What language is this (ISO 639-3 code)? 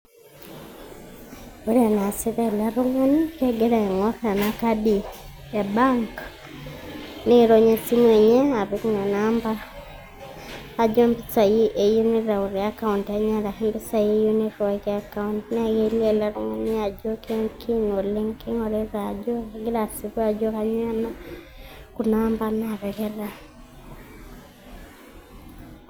mas